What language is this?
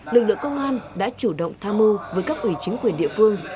Vietnamese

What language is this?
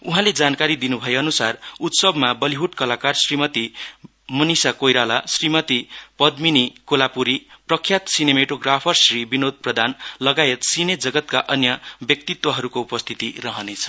Nepali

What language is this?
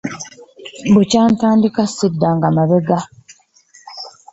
Ganda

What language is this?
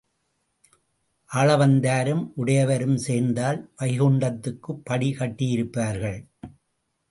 Tamil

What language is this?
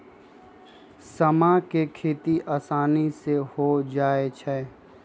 Magahi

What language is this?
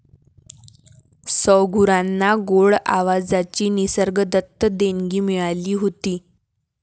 Marathi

